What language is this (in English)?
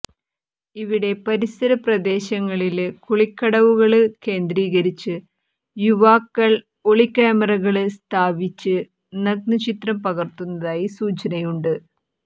Malayalam